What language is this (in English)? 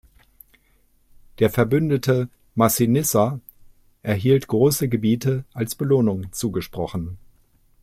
German